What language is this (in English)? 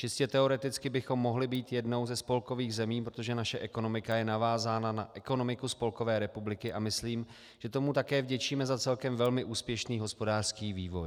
Czech